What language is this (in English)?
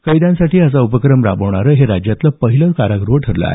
Marathi